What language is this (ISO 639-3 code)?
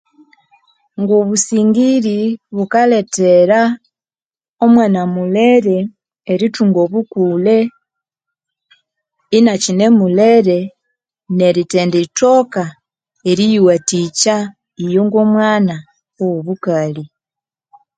koo